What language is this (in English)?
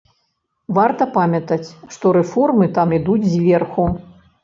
Belarusian